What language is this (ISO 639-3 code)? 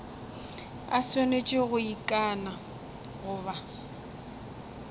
nso